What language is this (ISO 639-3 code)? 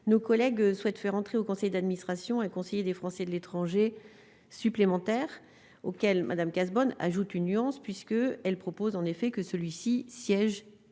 fra